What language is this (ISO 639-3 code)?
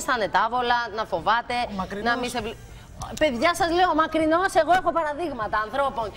ell